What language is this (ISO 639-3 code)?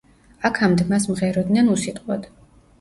kat